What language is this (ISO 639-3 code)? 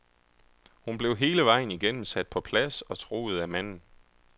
dan